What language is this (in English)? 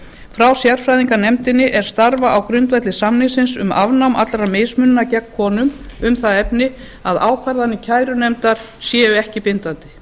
Icelandic